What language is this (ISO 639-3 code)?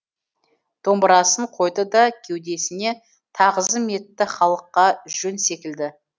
kaz